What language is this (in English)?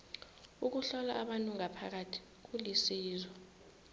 South Ndebele